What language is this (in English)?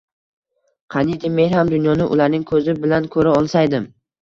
Uzbek